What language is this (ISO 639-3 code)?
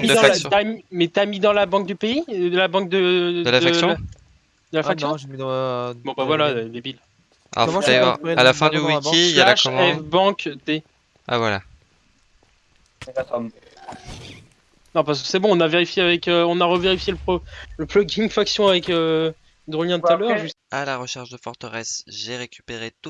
fra